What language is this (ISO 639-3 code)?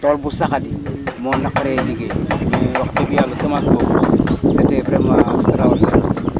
wol